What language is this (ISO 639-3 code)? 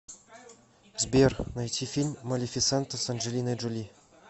rus